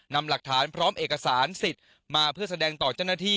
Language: Thai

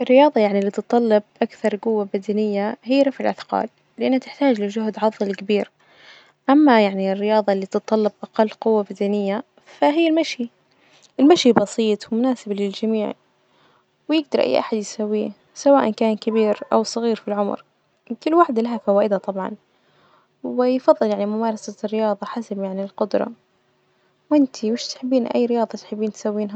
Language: Najdi Arabic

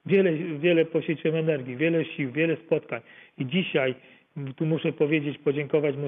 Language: Polish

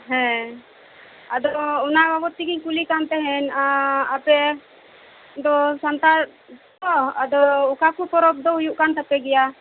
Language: Santali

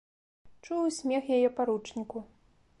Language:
Belarusian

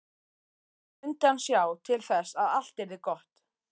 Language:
Icelandic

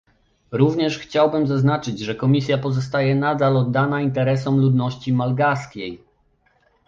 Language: Polish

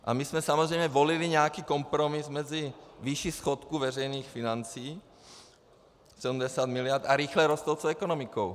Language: Czech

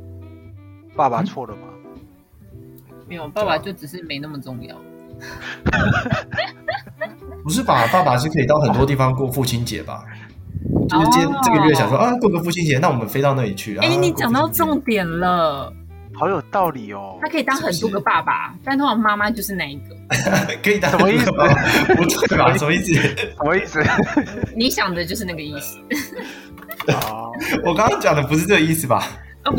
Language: Chinese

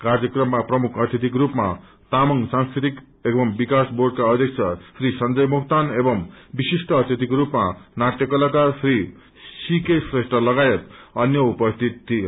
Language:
Nepali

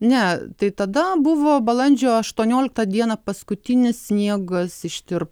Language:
Lithuanian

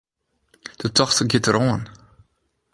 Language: Western Frisian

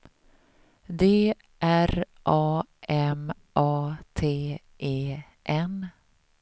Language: Swedish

